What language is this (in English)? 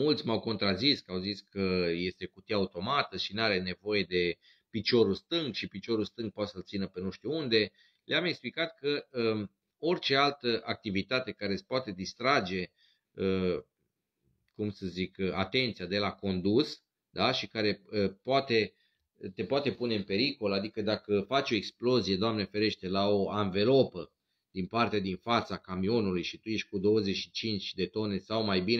Romanian